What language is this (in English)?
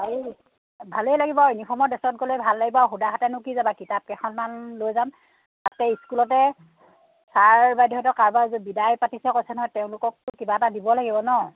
Assamese